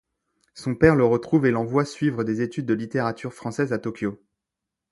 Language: French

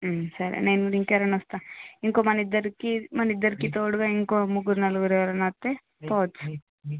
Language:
Telugu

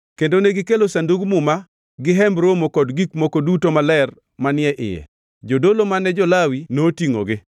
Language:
Luo (Kenya and Tanzania)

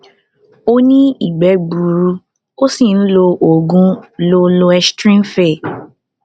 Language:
Yoruba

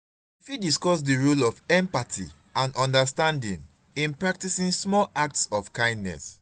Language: Nigerian Pidgin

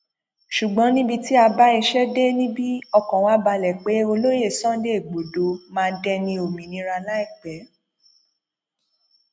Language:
Yoruba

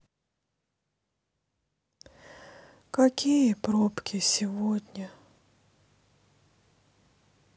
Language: Russian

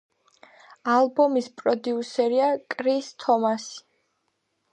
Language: Georgian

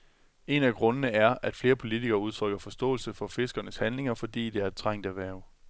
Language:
Danish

